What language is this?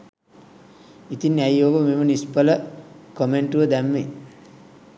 Sinhala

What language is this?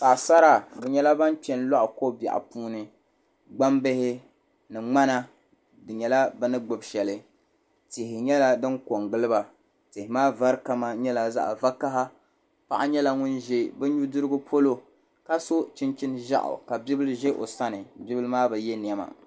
Dagbani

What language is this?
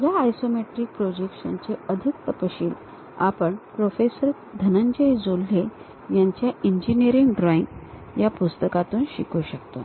Marathi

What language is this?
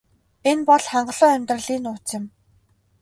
Mongolian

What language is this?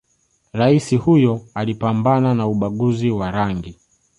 Swahili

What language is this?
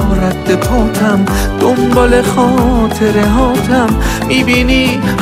Persian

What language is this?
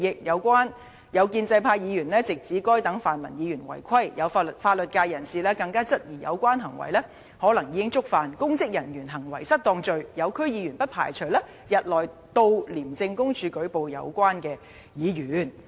Cantonese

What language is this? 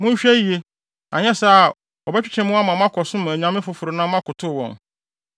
Akan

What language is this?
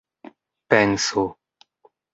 Esperanto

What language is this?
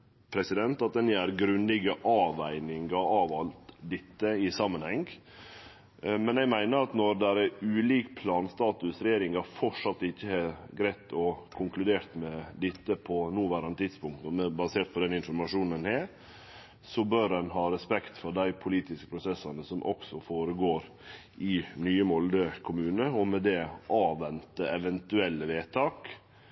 Norwegian Nynorsk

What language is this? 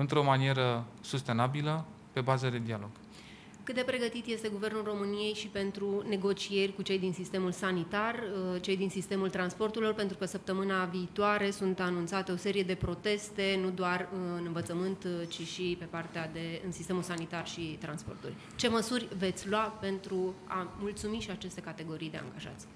Romanian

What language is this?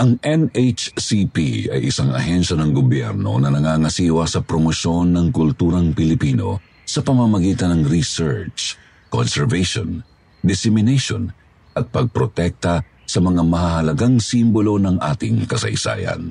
Filipino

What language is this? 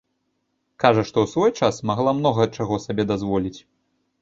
Belarusian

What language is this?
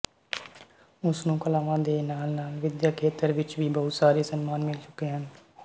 Punjabi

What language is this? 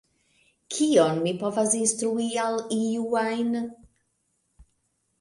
Esperanto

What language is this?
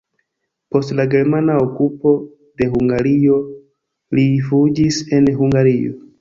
Esperanto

